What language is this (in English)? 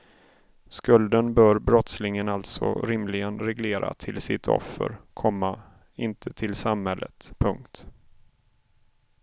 Swedish